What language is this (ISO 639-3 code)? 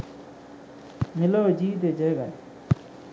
sin